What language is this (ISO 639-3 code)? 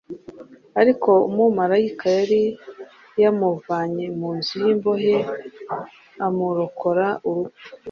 kin